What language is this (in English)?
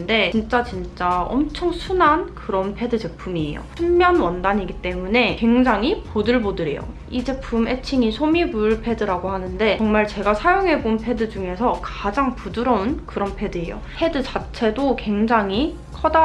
Korean